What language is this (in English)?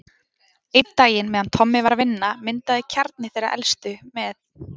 Icelandic